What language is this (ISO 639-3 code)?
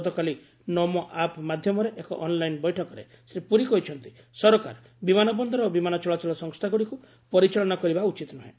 ori